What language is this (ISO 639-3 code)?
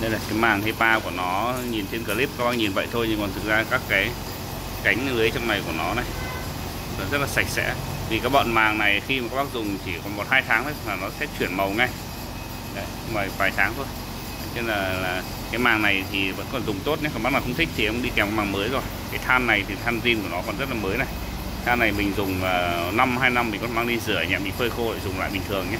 vie